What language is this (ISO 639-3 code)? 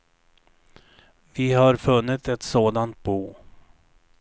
swe